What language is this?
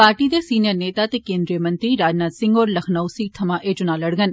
Dogri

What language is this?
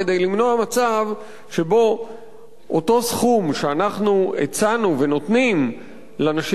Hebrew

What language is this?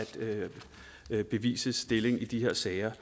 Danish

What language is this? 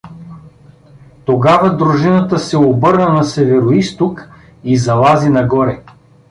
Bulgarian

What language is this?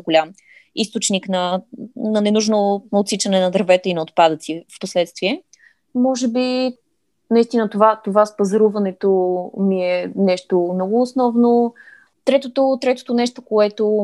Bulgarian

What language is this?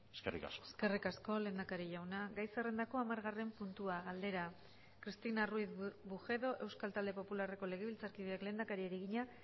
Basque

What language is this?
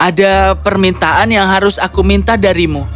Indonesian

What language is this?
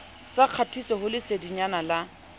Southern Sotho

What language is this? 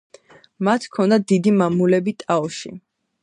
Georgian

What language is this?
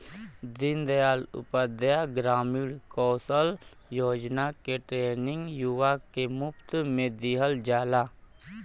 Bhojpuri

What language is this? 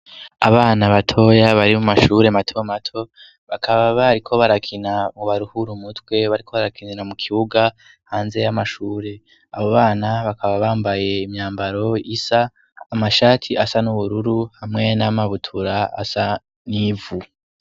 Rundi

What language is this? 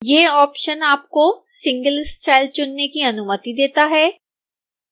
Hindi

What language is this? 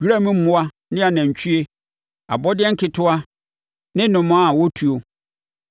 Akan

